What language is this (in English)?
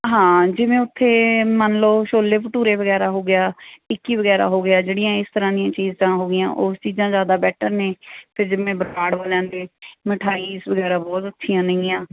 Punjabi